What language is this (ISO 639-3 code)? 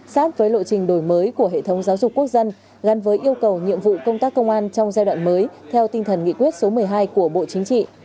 vie